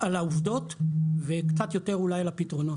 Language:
Hebrew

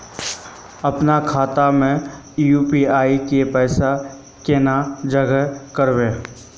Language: Magahi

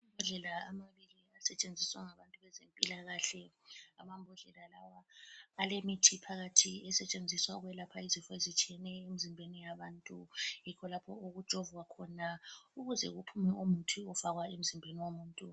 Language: North Ndebele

